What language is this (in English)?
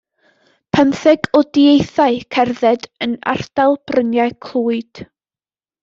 Welsh